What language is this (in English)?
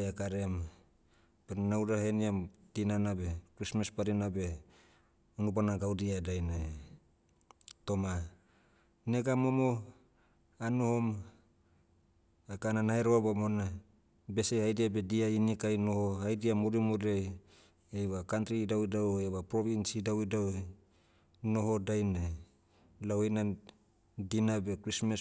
Motu